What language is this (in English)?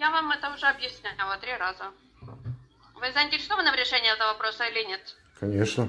Russian